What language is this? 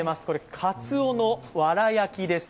Japanese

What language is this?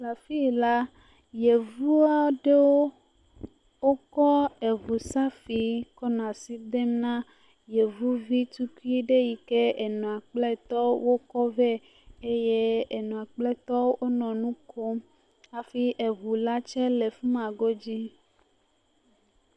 Ewe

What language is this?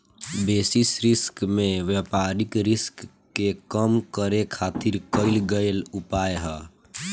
Bhojpuri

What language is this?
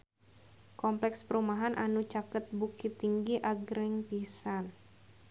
Sundanese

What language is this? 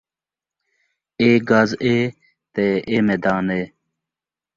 Saraiki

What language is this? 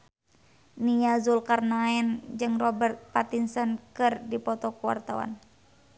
Sundanese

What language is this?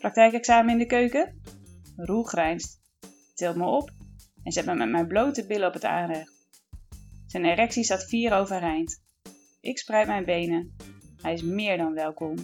Dutch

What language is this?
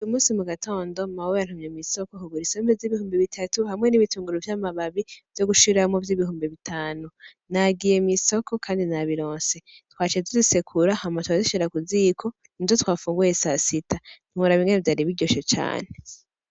Rundi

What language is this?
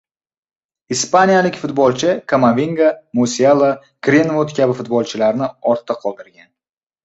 Uzbek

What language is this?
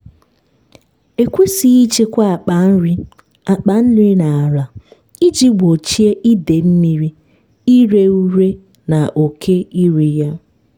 Igbo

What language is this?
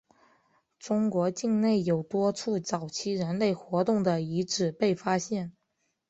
Chinese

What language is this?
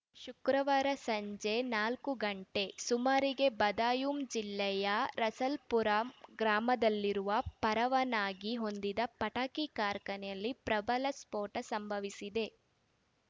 Kannada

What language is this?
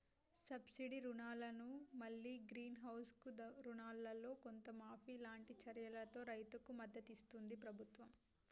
Telugu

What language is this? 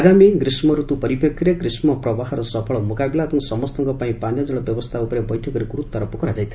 Odia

